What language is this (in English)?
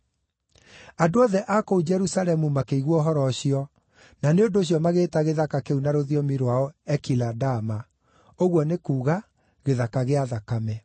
Kikuyu